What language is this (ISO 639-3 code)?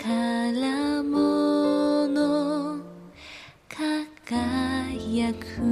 zho